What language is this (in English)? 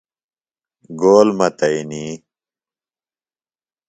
Phalura